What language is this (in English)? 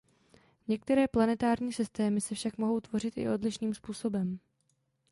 Czech